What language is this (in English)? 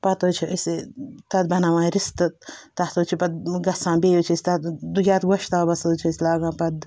Kashmiri